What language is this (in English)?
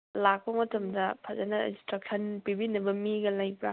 Manipuri